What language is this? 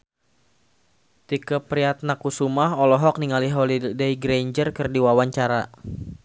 Sundanese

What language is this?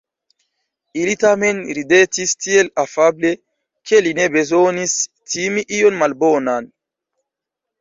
Esperanto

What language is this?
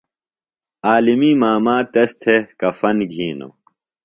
Phalura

